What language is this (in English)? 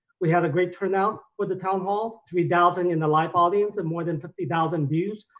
English